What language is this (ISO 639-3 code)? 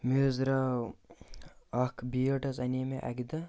kas